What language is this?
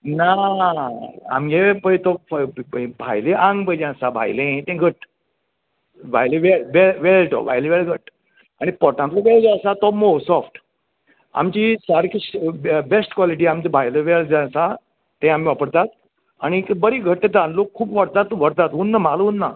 Konkani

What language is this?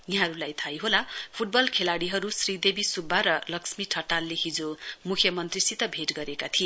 Nepali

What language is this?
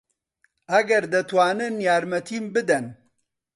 Central Kurdish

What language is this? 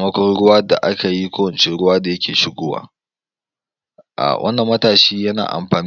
Hausa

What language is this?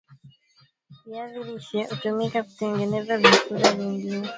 Swahili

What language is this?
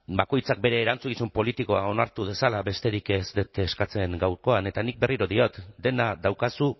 Basque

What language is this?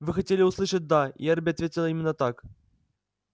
Russian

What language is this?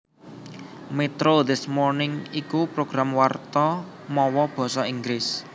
Javanese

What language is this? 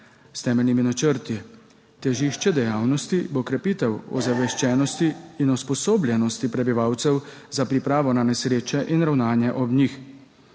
Slovenian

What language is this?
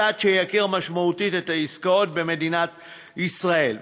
Hebrew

